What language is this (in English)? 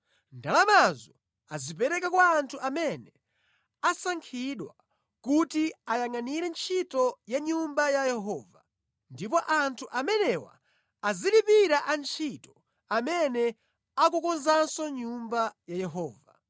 Nyanja